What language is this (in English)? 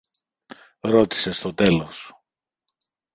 Greek